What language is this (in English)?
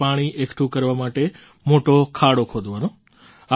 Gujarati